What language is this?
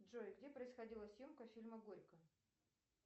Russian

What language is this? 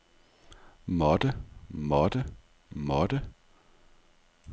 Danish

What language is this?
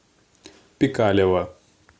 Russian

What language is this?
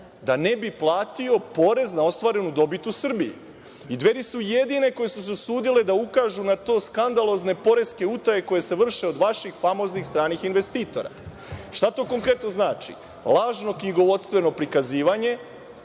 Serbian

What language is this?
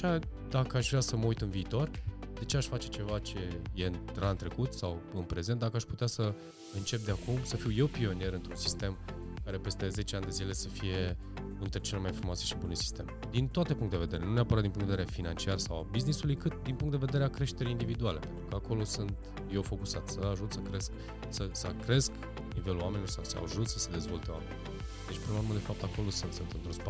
Romanian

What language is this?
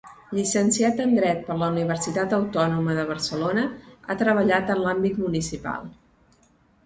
Catalan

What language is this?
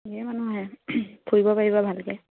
Assamese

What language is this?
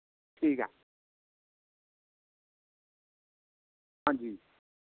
Dogri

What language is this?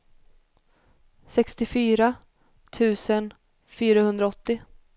Swedish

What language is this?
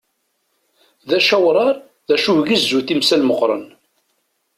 Kabyle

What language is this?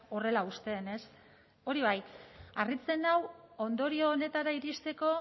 Basque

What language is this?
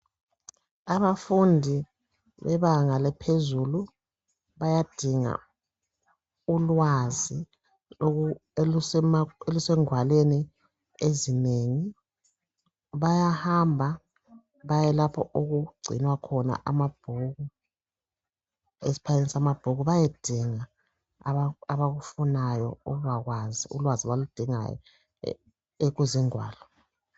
North Ndebele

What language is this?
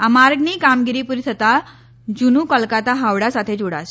Gujarati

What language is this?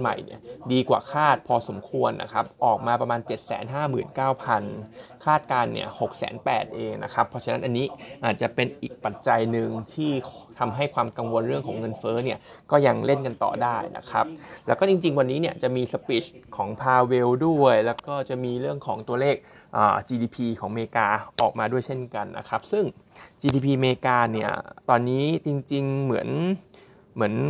Thai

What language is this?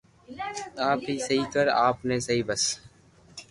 Loarki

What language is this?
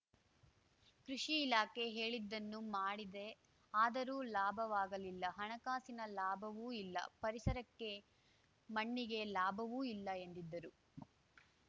Kannada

